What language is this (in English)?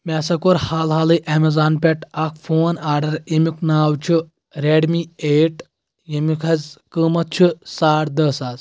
Kashmiri